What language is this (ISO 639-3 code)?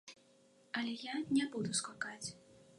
bel